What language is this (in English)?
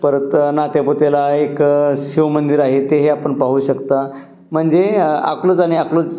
Marathi